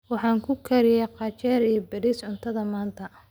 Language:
Somali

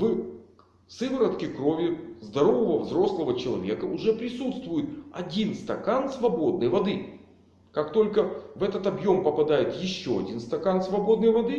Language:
Russian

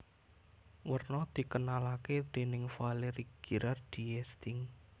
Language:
Javanese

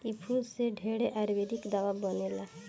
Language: Bhojpuri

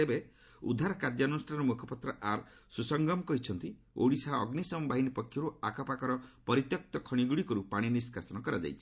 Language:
Odia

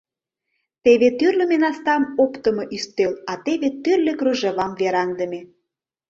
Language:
Mari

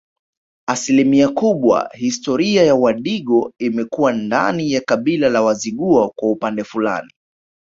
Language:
Swahili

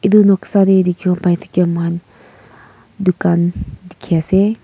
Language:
Naga Pidgin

